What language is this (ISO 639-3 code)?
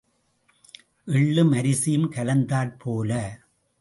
tam